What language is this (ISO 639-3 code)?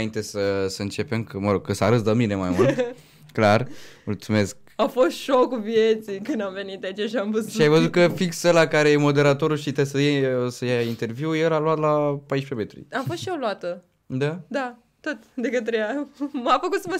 ron